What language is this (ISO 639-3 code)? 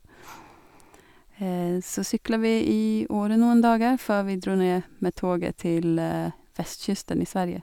nor